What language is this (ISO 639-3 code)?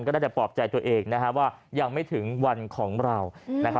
tha